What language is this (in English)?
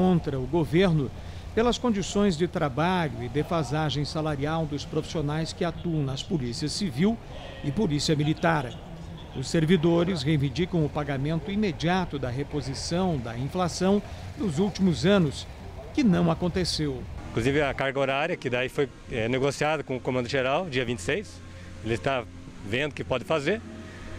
Portuguese